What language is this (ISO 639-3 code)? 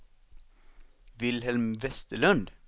swe